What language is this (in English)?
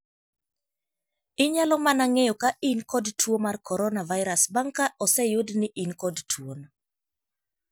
Luo (Kenya and Tanzania)